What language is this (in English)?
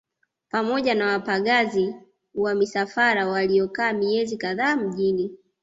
Swahili